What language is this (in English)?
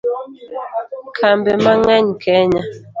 Luo (Kenya and Tanzania)